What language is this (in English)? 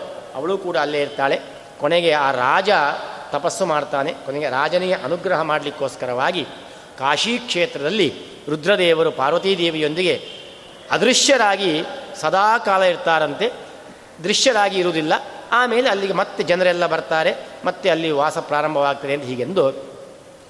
Kannada